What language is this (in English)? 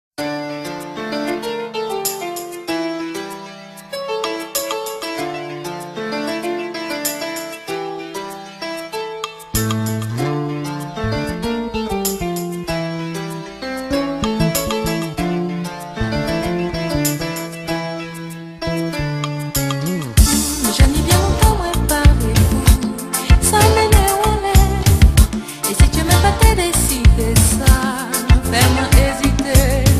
Korean